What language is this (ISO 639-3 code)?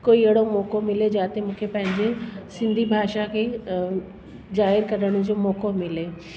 snd